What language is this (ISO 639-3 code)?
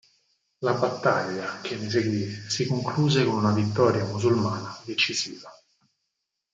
ita